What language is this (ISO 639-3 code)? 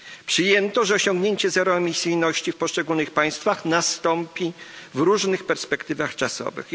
pol